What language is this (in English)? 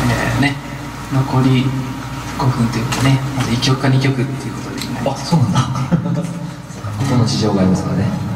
Japanese